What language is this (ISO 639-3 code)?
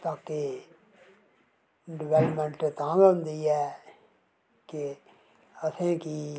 doi